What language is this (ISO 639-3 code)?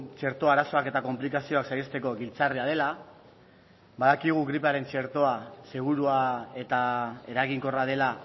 eus